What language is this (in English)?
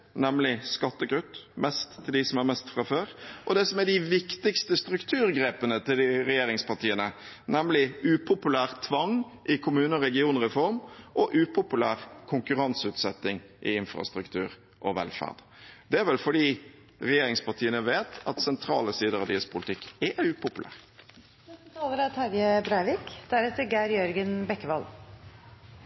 Norwegian